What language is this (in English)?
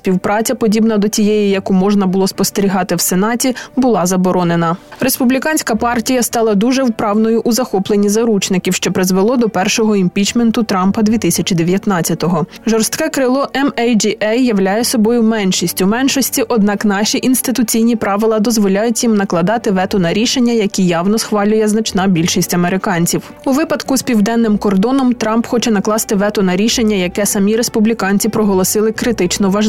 Ukrainian